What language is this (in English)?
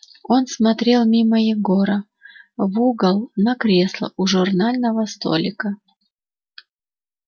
Russian